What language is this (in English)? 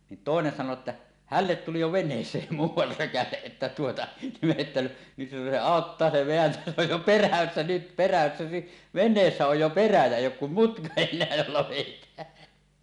Finnish